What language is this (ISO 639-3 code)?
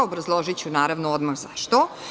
srp